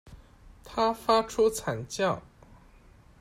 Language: Chinese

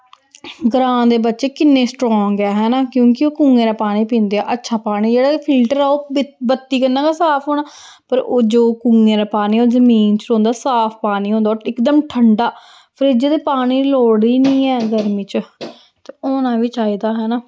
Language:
Dogri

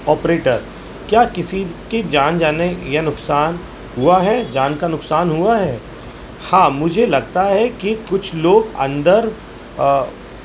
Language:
Urdu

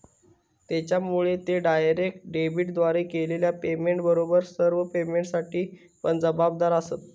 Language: Marathi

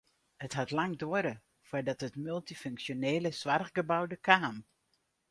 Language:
Western Frisian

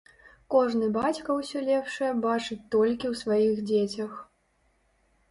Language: Belarusian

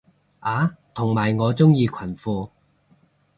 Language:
Cantonese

